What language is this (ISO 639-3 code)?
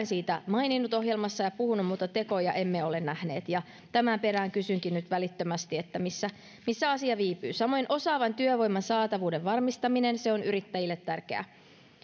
fin